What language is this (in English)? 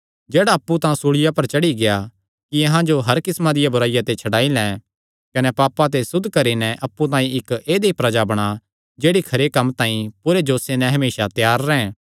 Kangri